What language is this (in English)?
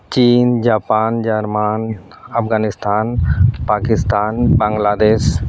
Santali